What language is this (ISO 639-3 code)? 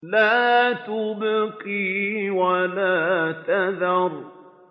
ara